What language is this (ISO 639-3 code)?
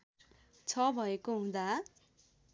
nep